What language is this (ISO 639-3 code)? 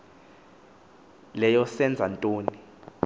xho